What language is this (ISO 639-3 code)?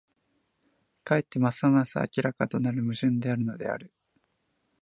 jpn